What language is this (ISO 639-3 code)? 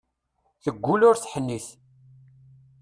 kab